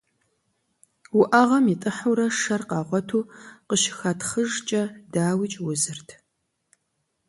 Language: Kabardian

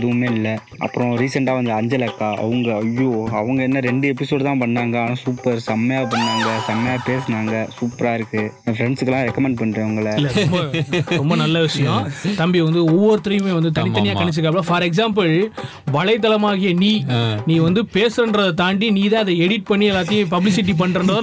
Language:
Tamil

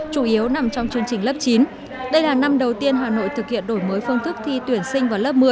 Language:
Vietnamese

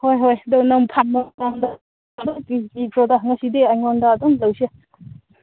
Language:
Manipuri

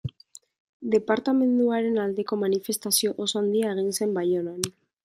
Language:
Basque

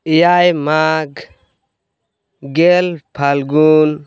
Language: Santali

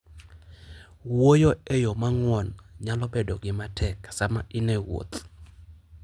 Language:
Luo (Kenya and Tanzania)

